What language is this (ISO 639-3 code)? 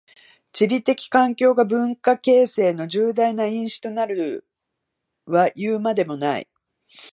jpn